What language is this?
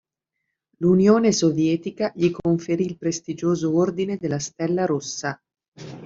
Italian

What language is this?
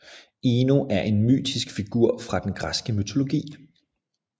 Danish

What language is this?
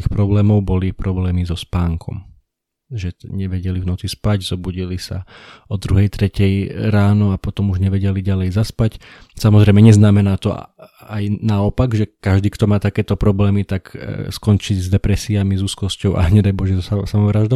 Slovak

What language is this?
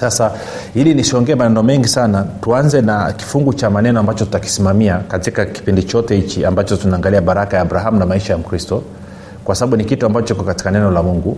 Swahili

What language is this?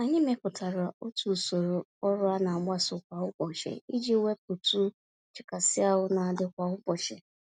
Igbo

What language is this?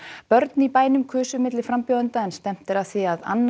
Icelandic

